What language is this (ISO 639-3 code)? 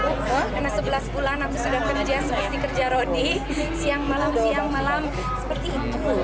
ind